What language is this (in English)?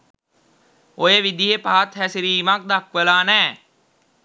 Sinhala